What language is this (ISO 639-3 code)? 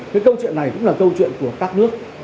vie